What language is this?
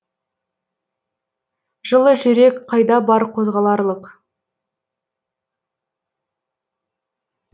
Kazakh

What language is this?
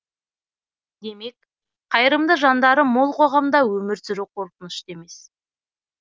Kazakh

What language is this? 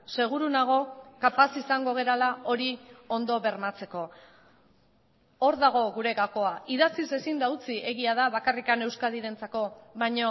Basque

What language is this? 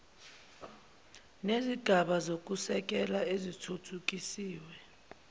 Zulu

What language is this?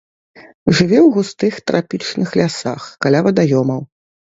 Belarusian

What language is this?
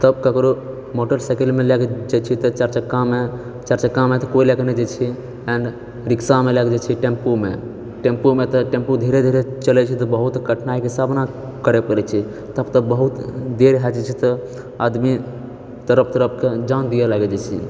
Maithili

